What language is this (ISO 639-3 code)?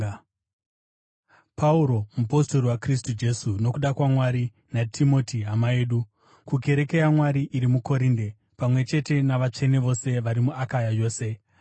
sna